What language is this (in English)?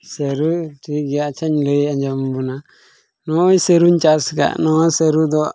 Santali